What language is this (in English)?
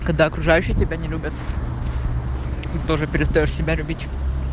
Russian